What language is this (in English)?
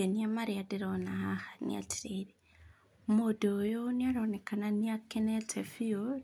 Kikuyu